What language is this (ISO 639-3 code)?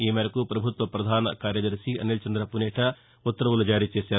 tel